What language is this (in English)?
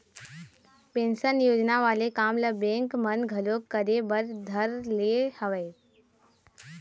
Chhattisgarhi